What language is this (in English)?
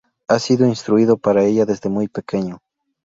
Spanish